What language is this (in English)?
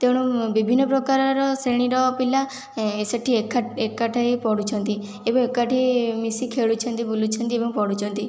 Odia